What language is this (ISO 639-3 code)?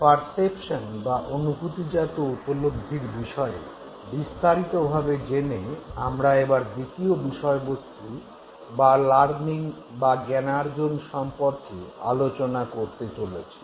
ben